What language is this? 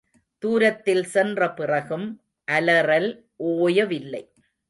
Tamil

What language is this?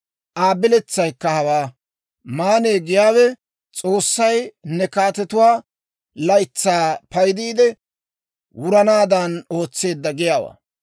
Dawro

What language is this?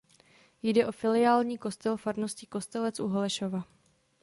Czech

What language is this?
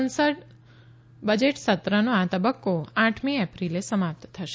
Gujarati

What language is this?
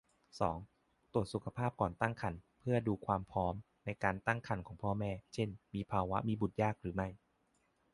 Thai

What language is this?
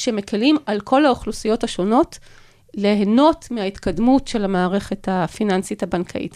Hebrew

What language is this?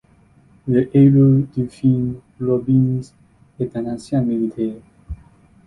French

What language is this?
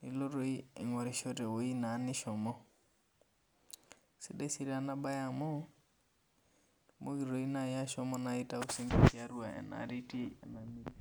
Masai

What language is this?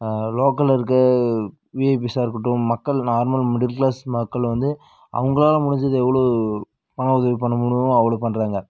Tamil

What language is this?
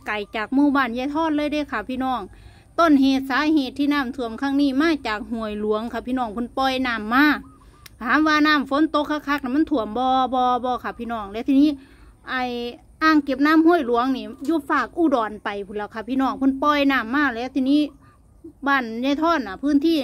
Thai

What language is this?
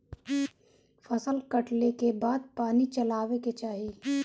Bhojpuri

